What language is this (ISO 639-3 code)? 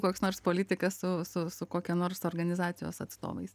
lit